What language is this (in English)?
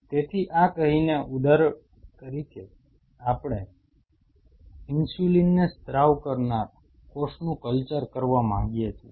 Gujarati